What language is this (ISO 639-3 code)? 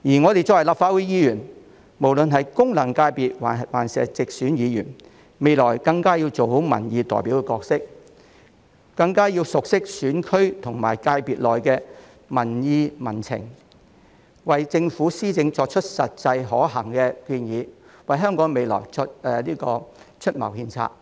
yue